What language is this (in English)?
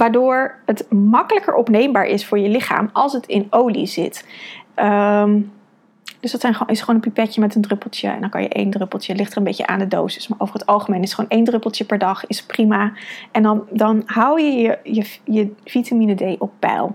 Dutch